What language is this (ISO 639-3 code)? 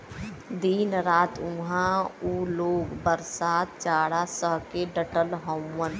bho